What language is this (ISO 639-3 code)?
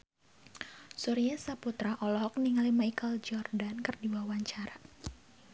sun